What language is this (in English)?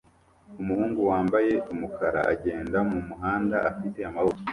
Kinyarwanda